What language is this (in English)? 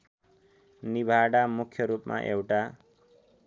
Nepali